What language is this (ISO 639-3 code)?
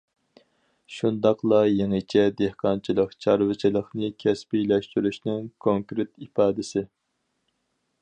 uig